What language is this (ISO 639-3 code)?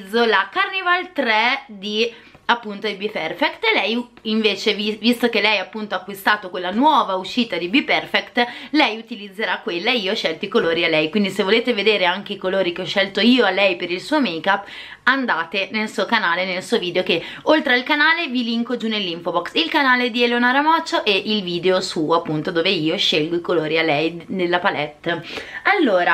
ita